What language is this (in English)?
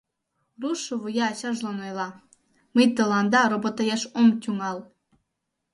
Mari